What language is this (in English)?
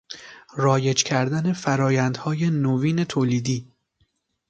Persian